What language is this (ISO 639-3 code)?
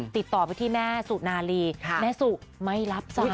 tha